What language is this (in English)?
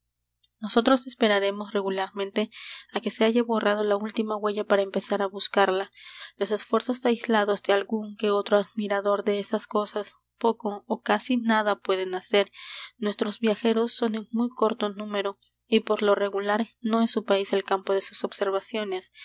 Spanish